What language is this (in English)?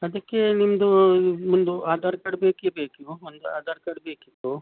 Kannada